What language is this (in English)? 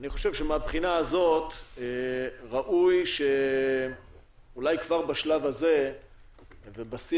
Hebrew